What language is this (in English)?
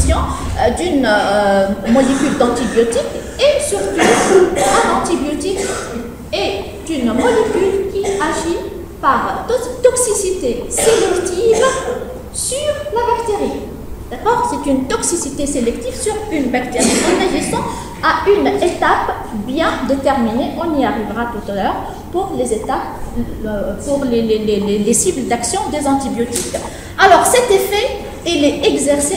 French